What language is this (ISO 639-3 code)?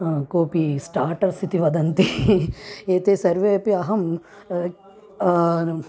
san